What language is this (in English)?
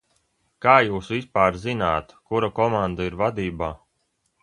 Latvian